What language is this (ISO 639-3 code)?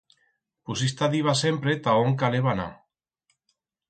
arg